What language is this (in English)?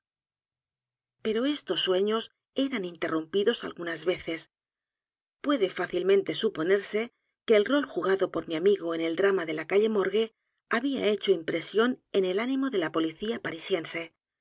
Spanish